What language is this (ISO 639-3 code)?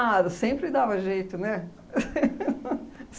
por